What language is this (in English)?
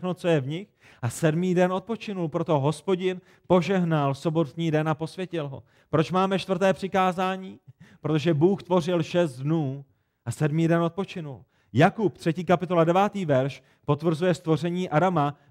Czech